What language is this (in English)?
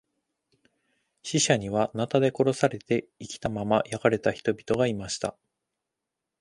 Japanese